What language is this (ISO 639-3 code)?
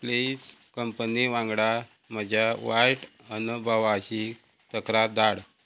kok